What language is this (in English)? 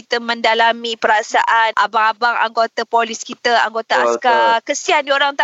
Malay